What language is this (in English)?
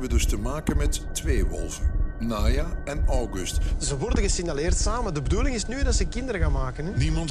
Dutch